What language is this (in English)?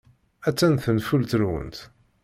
Kabyle